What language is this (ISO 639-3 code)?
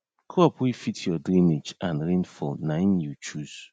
pcm